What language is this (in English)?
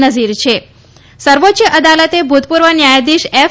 Gujarati